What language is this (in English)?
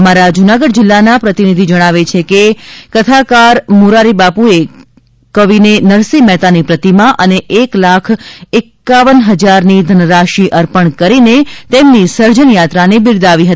Gujarati